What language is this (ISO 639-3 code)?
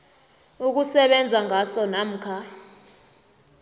nbl